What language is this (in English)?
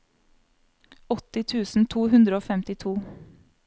Norwegian